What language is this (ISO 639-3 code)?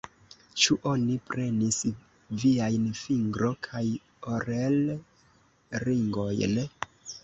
epo